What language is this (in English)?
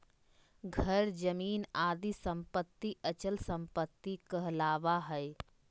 Magahi